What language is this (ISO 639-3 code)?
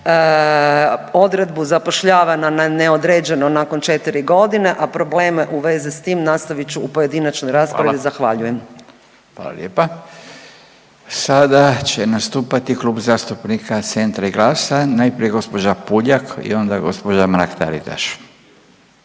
hrv